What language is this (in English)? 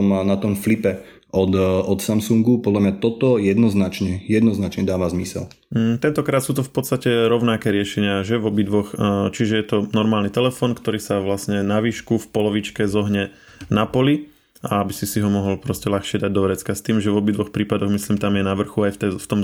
Slovak